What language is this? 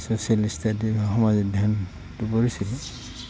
Assamese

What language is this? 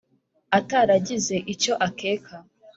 Kinyarwanda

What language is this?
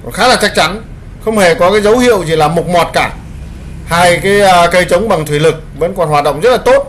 Vietnamese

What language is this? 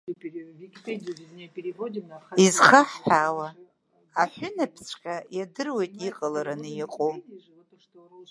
Abkhazian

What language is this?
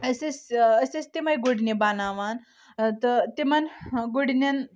Kashmiri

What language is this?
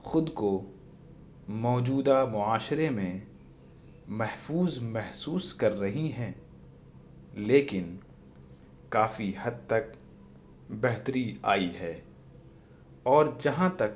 Urdu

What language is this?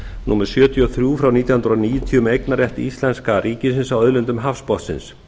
Icelandic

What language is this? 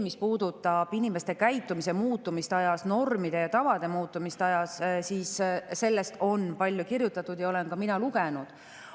Estonian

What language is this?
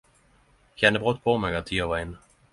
Norwegian Nynorsk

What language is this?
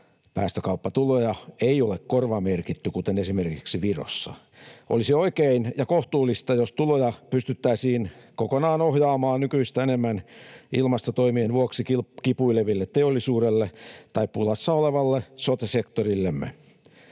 Finnish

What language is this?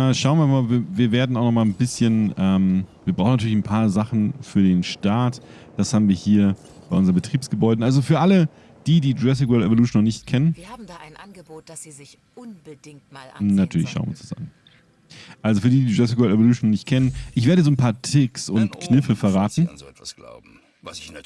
German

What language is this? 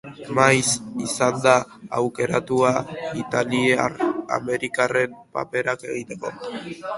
Basque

